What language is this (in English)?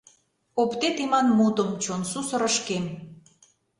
Mari